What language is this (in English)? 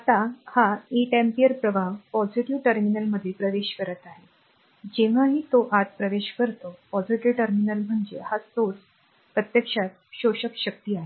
Marathi